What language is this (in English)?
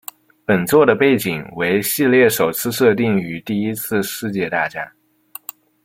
Chinese